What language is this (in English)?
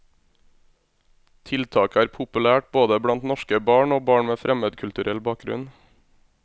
Norwegian